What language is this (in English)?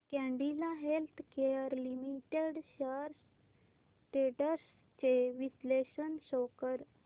Marathi